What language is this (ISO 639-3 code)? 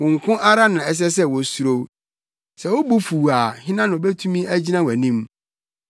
aka